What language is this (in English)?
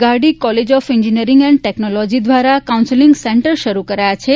Gujarati